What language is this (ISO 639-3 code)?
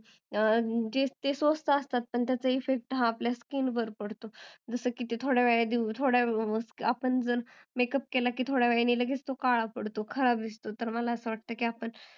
mar